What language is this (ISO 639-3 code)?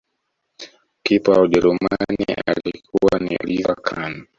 swa